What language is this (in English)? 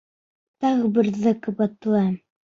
Bashkir